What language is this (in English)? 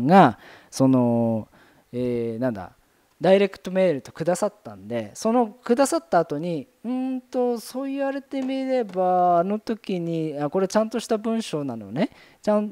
Japanese